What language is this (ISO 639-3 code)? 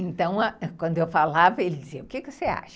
por